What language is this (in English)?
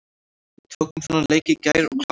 Icelandic